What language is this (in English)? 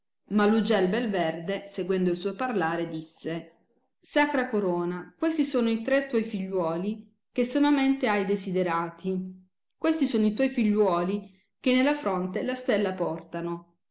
Italian